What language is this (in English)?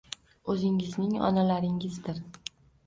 Uzbek